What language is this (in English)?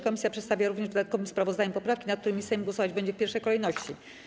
Polish